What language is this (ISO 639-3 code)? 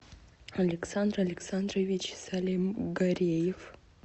rus